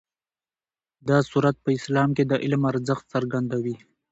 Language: Pashto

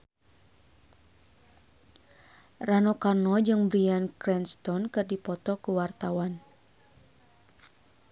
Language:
Sundanese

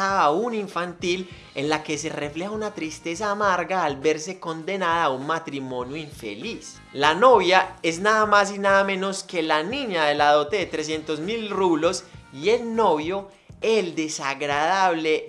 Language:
Spanish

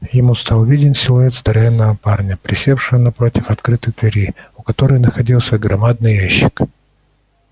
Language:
Russian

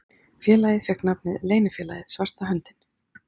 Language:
Icelandic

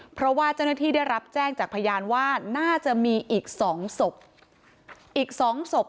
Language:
Thai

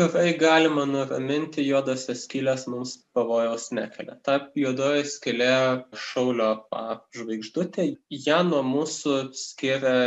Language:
Lithuanian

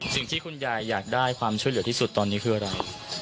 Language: Thai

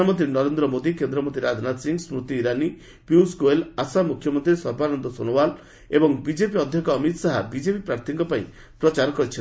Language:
Odia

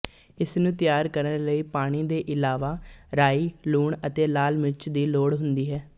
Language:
Punjabi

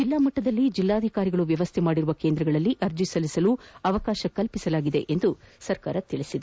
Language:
Kannada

